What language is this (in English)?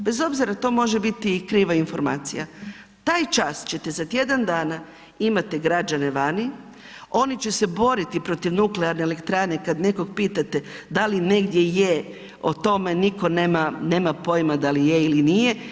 Croatian